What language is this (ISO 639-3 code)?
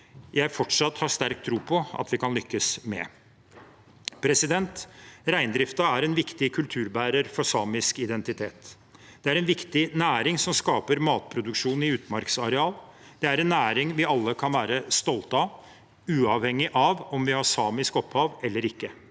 nor